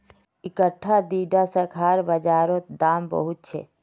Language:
Magahi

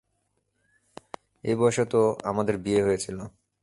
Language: Bangla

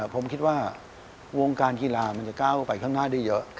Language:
Thai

